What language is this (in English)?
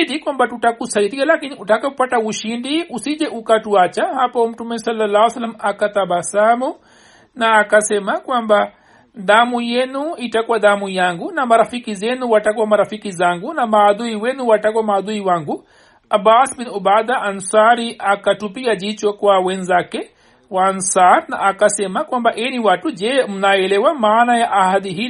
Swahili